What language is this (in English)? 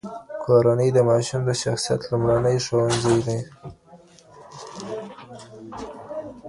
Pashto